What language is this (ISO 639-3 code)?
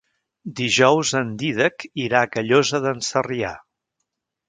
cat